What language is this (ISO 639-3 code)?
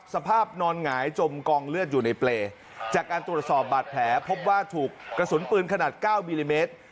tha